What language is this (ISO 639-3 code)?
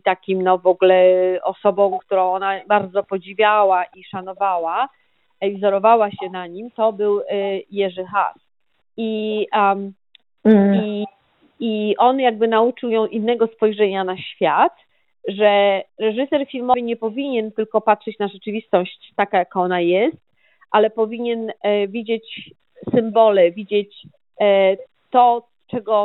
pol